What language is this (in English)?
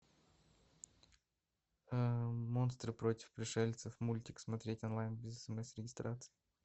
Russian